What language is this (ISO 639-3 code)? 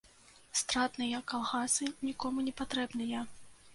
bel